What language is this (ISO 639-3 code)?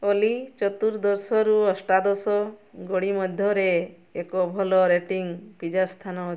ori